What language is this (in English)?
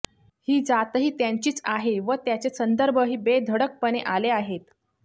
Marathi